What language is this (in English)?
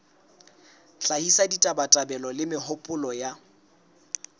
Southern Sotho